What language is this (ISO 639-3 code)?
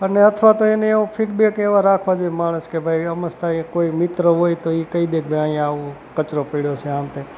guj